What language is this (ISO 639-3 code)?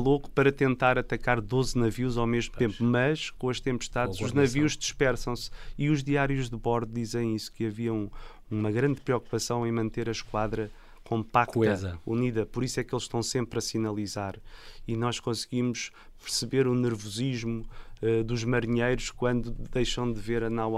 por